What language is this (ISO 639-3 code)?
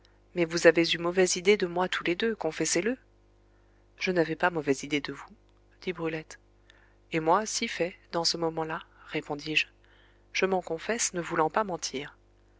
fra